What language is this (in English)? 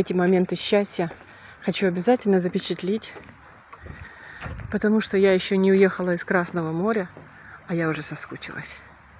Russian